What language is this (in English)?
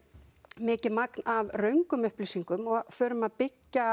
Icelandic